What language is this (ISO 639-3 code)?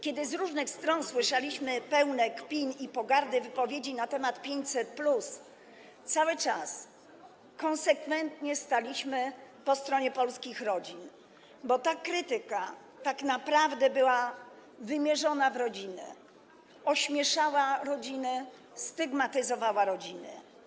pol